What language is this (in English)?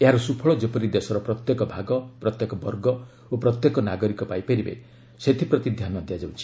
Odia